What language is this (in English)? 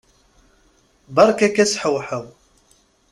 Kabyle